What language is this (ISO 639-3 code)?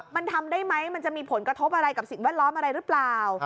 tha